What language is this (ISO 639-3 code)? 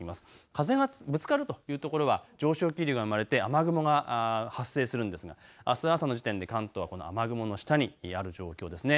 jpn